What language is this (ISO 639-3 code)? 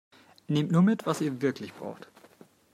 deu